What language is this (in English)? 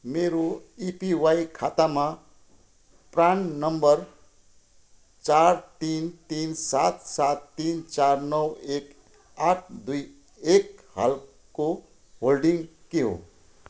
Nepali